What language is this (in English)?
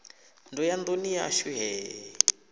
Venda